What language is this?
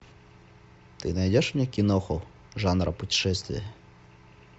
Russian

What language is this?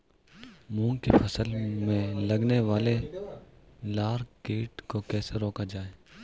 Hindi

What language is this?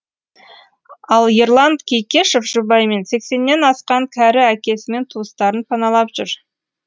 Kazakh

